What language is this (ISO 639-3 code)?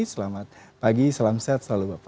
ind